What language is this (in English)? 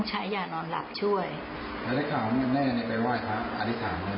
Thai